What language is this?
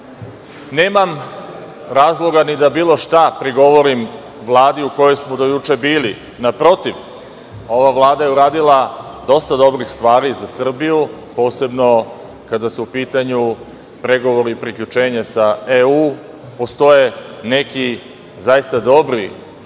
Serbian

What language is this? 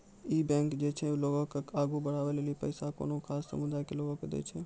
Maithili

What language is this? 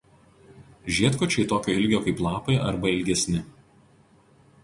Lithuanian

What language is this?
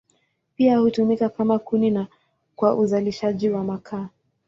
Swahili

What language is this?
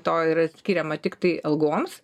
Lithuanian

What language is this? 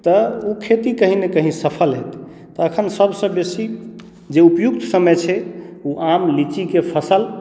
Maithili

